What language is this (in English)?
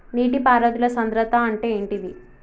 Telugu